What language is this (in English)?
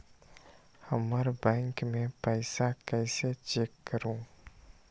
Magahi